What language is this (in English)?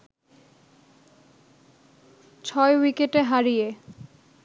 Bangla